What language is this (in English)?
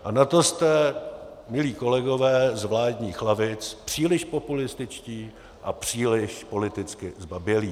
Czech